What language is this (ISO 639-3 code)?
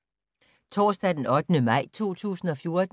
dan